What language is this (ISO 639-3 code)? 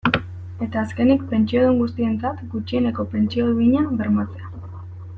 eus